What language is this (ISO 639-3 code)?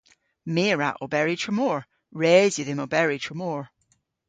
cor